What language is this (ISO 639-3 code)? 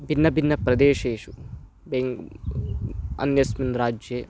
san